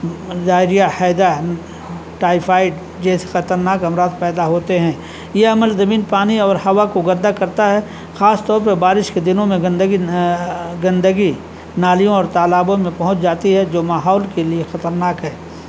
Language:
Urdu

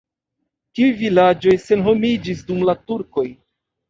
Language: Esperanto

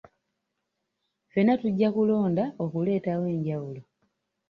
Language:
Ganda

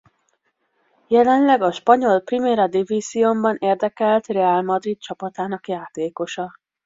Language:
Hungarian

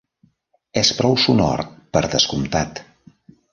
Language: Catalan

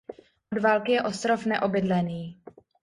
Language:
Czech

